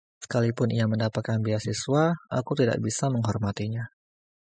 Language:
Indonesian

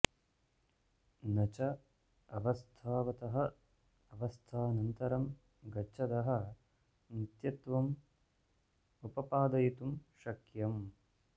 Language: Sanskrit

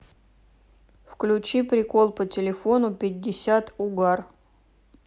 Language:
Russian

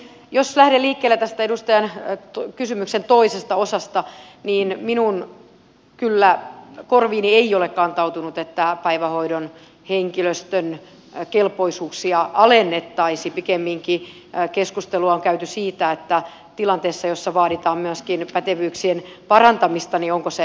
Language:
Finnish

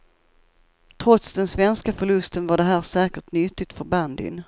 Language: Swedish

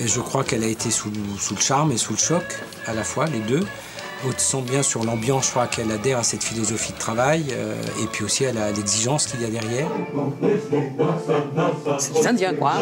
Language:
French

